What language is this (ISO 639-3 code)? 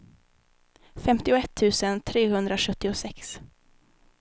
swe